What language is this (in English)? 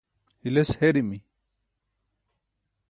Burushaski